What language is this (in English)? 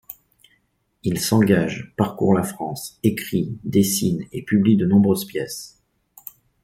French